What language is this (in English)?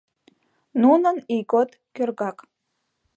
Mari